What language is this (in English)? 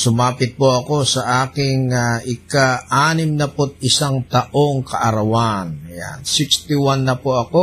Filipino